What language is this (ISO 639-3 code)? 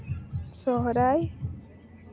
sat